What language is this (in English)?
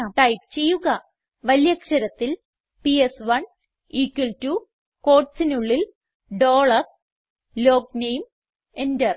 Malayalam